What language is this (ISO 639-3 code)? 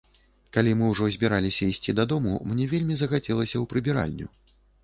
bel